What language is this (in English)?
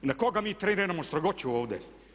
Croatian